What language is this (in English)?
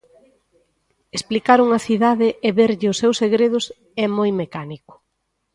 Galician